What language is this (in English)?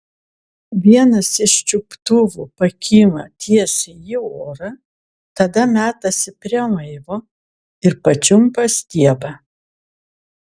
Lithuanian